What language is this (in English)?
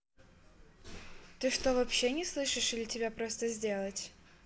Russian